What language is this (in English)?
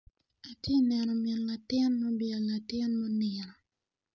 Acoli